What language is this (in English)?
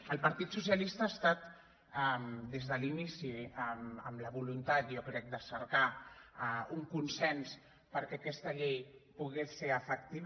Catalan